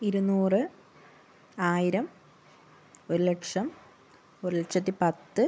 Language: Malayalam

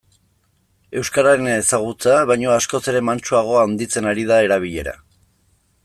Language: Basque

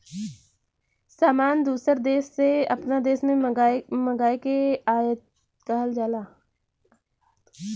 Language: Bhojpuri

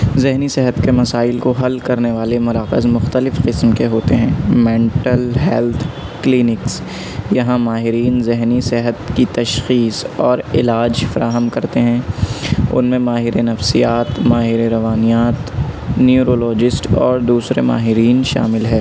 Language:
Urdu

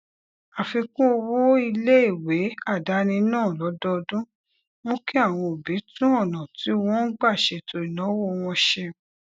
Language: Yoruba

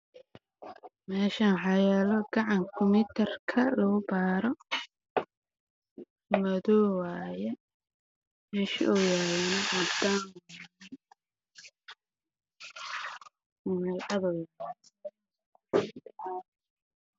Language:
Somali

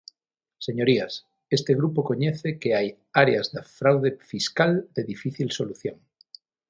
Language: Galician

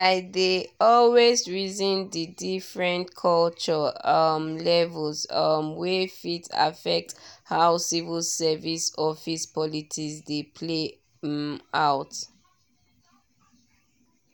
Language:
Nigerian Pidgin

